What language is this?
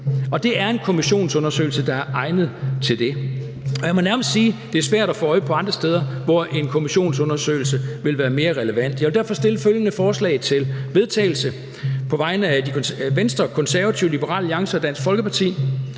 Danish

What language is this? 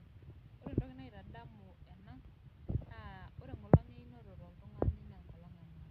Masai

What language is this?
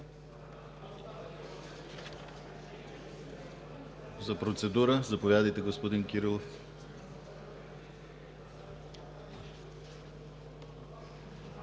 Bulgarian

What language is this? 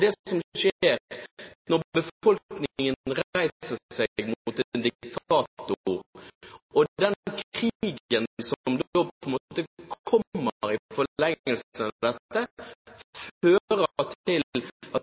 Norwegian Bokmål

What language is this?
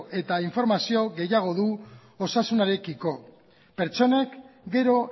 Basque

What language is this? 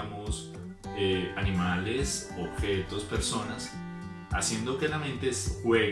Spanish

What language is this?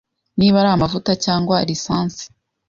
Kinyarwanda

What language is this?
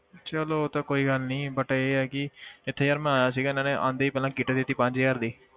Punjabi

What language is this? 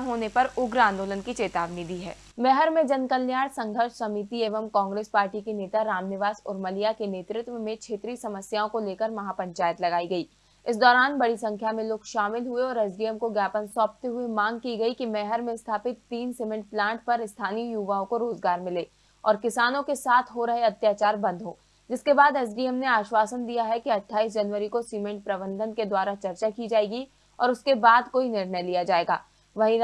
Hindi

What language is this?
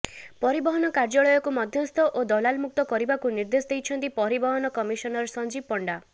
Odia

